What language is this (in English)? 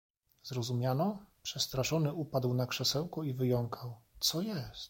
Polish